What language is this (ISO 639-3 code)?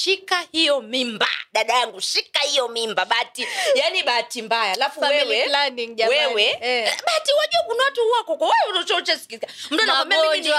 swa